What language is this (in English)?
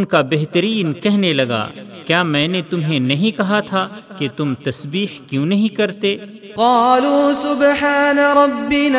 Urdu